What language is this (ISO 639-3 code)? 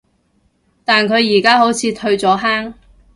yue